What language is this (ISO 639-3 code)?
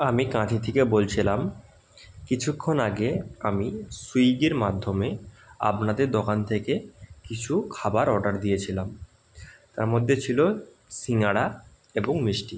ben